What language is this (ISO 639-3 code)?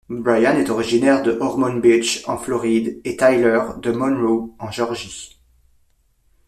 fra